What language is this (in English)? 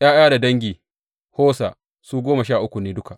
Hausa